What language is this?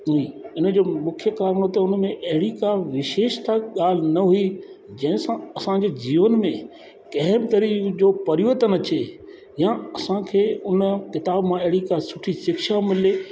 Sindhi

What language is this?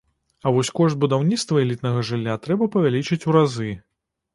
Belarusian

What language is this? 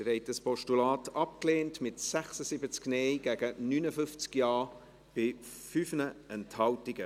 Swiss German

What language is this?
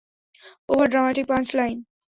Bangla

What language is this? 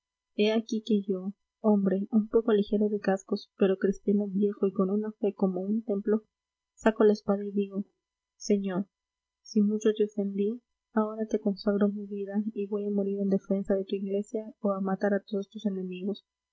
Spanish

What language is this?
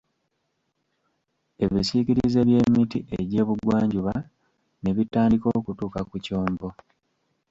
Ganda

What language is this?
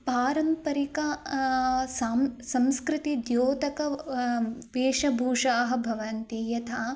Sanskrit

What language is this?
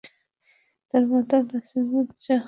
Bangla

